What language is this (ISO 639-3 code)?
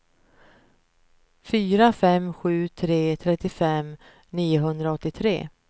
swe